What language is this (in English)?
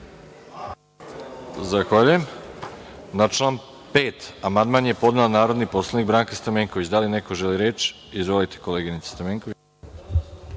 Serbian